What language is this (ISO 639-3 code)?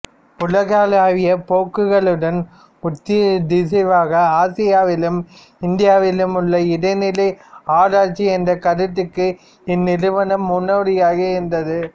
tam